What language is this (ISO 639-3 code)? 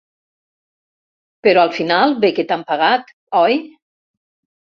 cat